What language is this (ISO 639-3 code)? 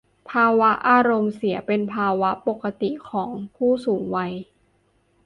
tha